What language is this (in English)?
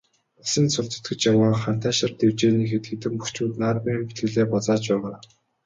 Mongolian